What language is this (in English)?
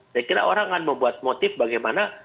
Indonesian